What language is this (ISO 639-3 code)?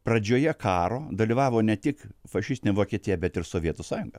lit